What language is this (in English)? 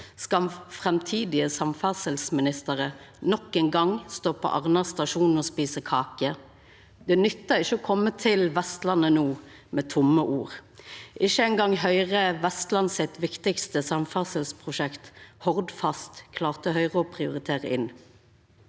Norwegian